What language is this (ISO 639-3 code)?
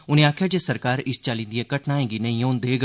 doi